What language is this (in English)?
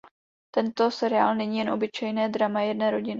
Czech